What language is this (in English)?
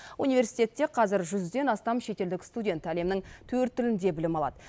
Kazakh